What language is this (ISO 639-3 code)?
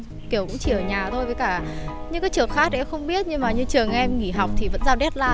vie